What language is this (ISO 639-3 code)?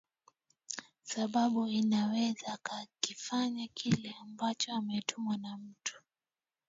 swa